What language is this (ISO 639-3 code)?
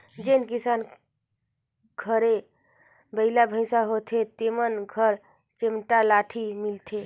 hne